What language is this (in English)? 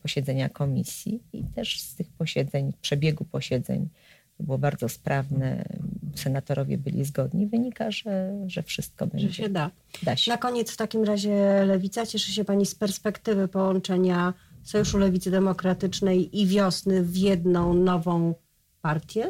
Polish